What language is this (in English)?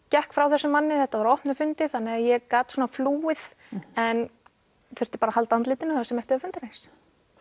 Icelandic